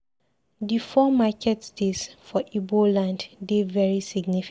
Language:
Nigerian Pidgin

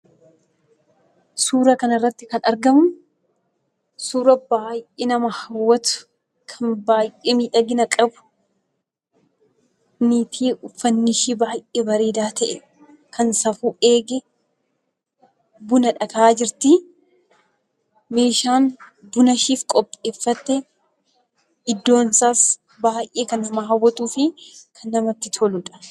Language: Oromo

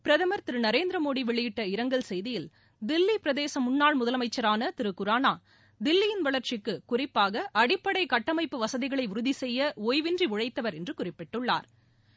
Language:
Tamil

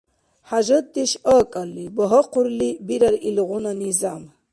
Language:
Dargwa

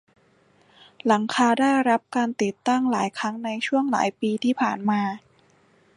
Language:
Thai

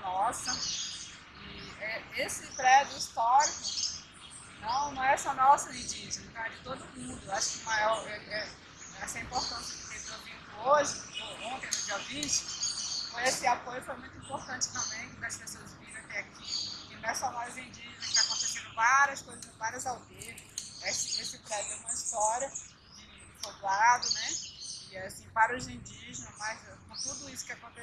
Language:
Portuguese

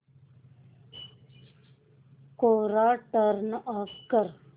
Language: Marathi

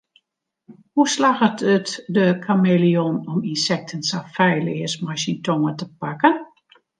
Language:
Western Frisian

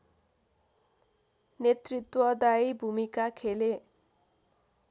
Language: Nepali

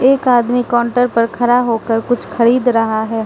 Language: Hindi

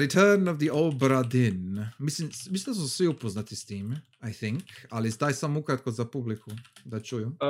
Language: Croatian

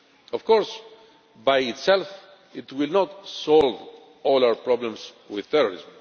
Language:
English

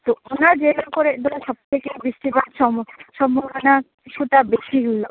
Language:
Santali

